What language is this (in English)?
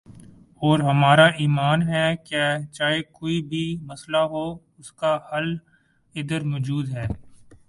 Urdu